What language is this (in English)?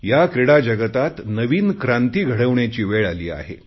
Marathi